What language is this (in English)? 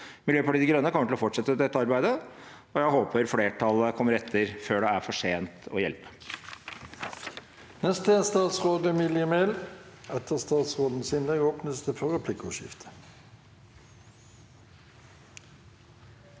Norwegian